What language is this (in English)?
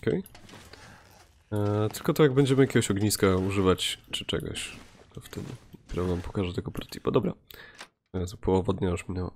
Polish